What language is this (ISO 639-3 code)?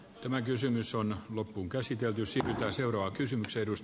fin